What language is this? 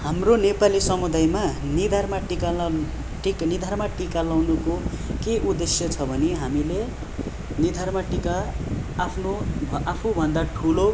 Nepali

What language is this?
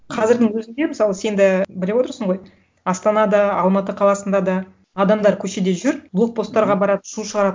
Kazakh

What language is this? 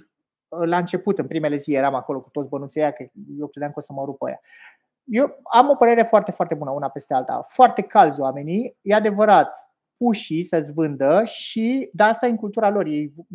Romanian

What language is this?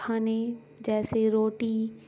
Urdu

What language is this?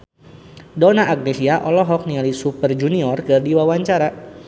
Sundanese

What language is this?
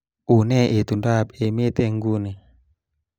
Kalenjin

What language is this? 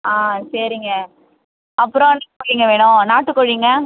Tamil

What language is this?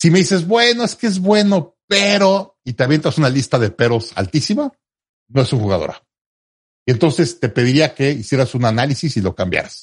Spanish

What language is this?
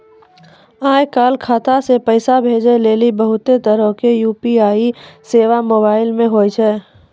Maithili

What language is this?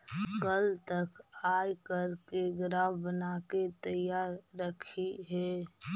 Magahi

